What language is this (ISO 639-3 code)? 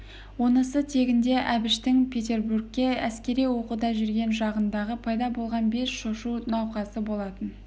kaz